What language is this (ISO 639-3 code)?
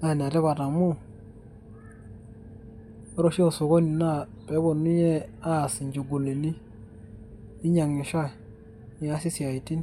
mas